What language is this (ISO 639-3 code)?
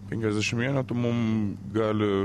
lit